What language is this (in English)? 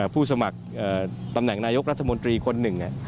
Thai